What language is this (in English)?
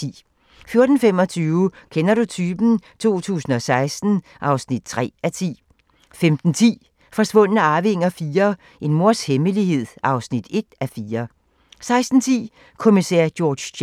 Danish